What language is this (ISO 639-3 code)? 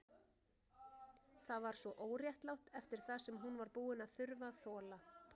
isl